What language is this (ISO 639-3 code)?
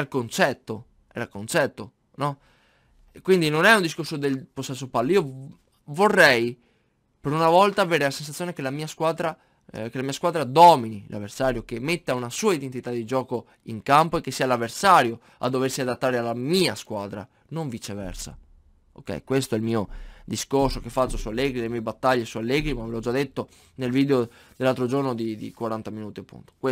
ita